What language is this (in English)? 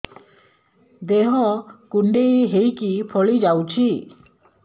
Odia